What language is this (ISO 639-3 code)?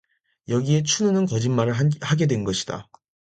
kor